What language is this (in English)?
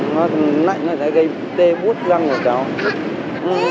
Vietnamese